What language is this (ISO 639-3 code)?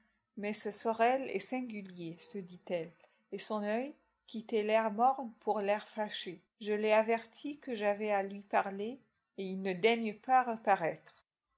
fra